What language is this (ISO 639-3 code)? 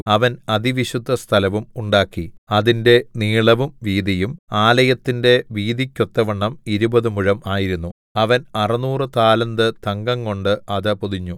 mal